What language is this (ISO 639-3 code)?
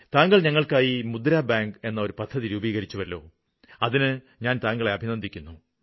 mal